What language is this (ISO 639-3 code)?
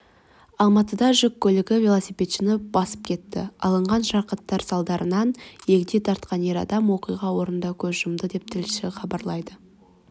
kaz